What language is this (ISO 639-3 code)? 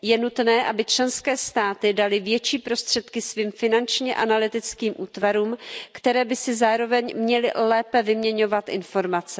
ces